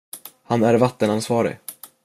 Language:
Swedish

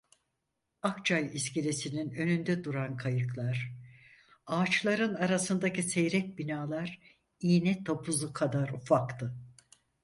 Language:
Turkish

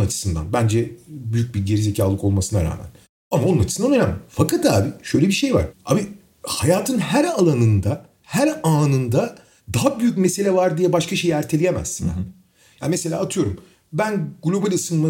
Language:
Turkish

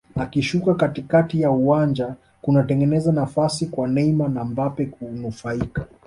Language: Swahili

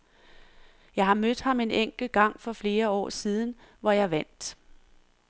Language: Danish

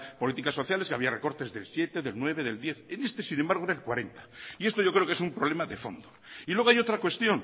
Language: Spanish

